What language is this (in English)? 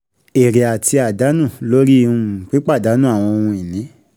Yoruba